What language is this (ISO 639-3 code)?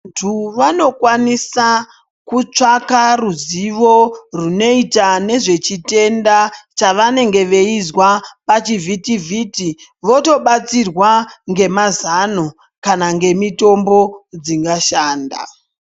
ndc